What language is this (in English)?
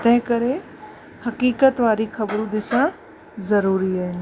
Sindhi